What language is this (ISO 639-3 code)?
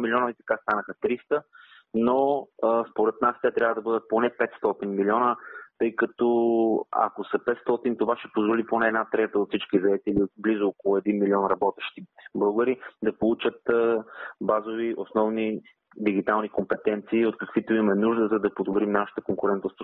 bul